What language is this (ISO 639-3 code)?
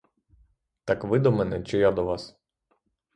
ukr